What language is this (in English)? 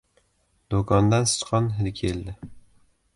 Uzbek